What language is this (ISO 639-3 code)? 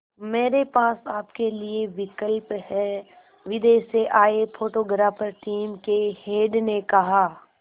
hin